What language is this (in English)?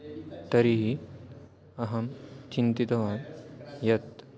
Sanskrit